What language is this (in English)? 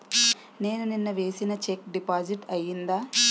Telugu